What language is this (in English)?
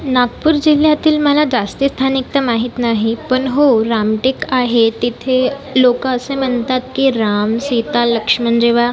Marathi